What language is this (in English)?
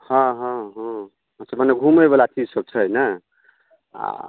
Maithili